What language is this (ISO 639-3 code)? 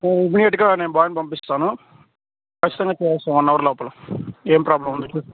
tel